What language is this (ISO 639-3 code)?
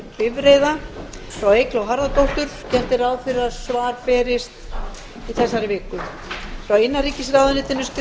isl